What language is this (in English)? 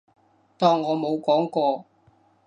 Cantonese